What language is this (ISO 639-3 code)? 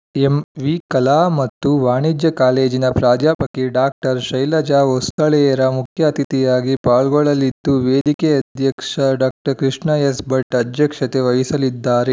kan